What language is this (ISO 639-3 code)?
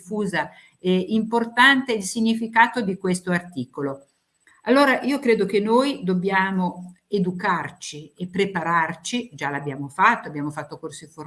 ita